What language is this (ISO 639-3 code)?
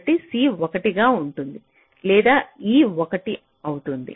tel